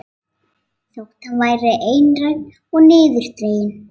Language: Icelandic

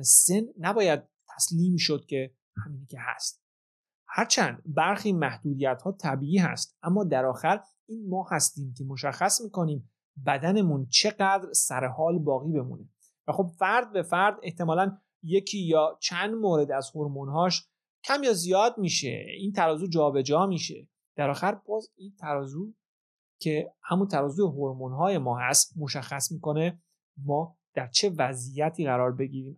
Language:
Persian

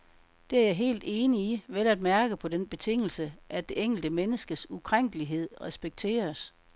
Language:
Danish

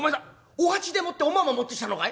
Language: Japanese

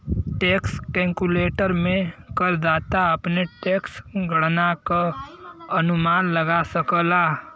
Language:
Bhojpuri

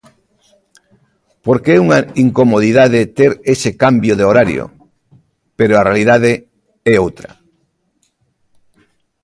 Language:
Galician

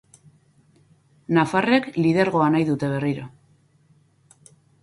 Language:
Basque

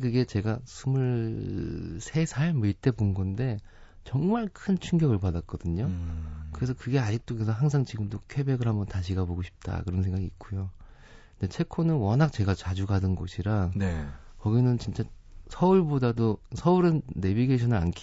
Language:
Korean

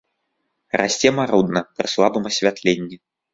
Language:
Belarusian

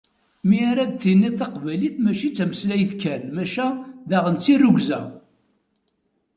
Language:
Kabyle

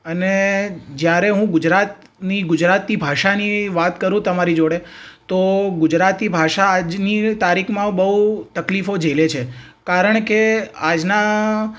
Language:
Gujarati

